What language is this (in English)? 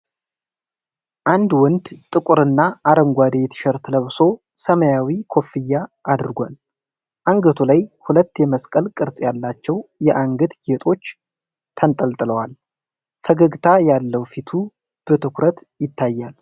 Amharic